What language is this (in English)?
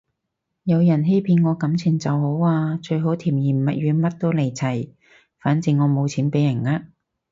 Cantonese